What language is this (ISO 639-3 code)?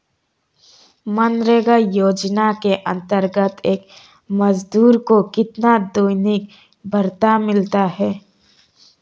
hin